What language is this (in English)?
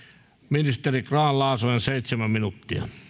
Finnish